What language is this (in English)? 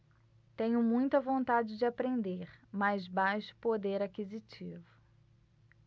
Portuguese